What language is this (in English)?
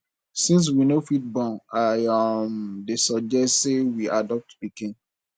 Nigerian Pidgin